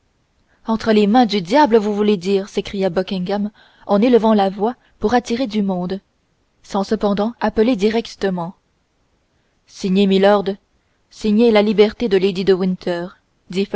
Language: French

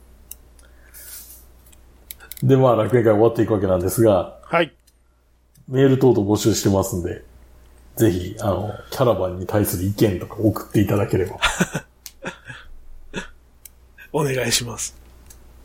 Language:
Japanese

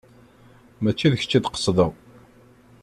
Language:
Kabyle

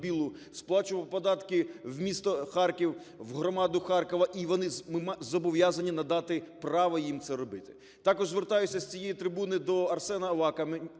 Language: Ukrainian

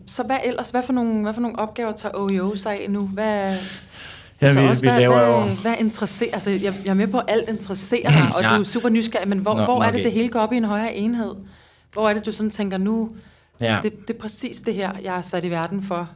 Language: Danish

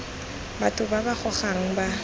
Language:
Tswana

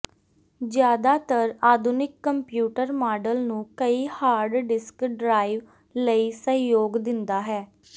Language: Punjabi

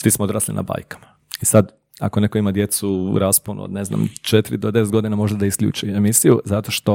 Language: Croatian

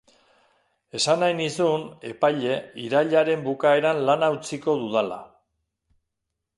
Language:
Basque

